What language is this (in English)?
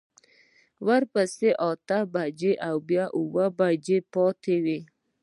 Pashto